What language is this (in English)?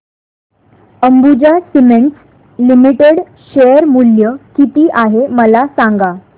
Marathi